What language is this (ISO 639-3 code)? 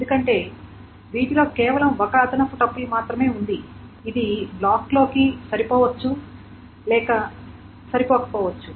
tel